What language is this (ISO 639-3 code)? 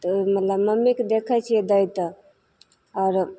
mai